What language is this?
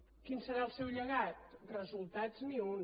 Catalan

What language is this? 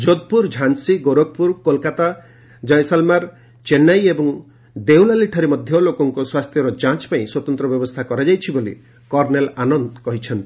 Odia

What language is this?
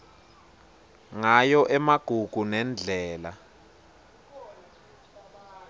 Swati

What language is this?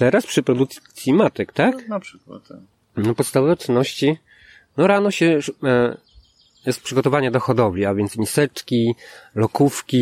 Polish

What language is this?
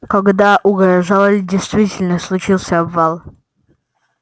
Russian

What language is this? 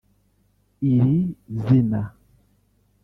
Kinyarwanda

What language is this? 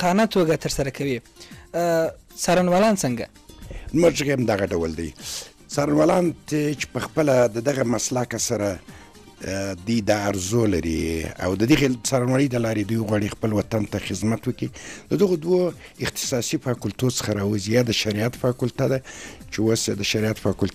Arabic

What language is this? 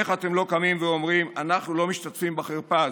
Hebrew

